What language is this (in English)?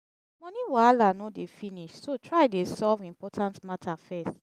Nigerian Pidgin